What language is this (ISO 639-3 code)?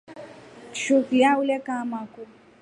rof